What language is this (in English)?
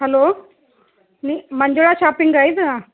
Kannada